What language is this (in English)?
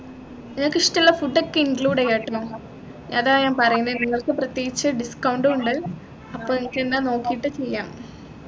Malayalam